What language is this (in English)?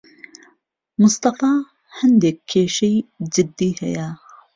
Central Kurdish